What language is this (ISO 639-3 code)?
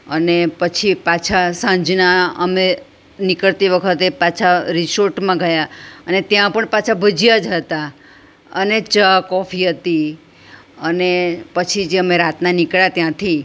guj